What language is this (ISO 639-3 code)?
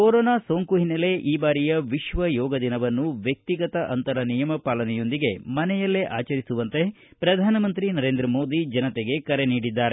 kan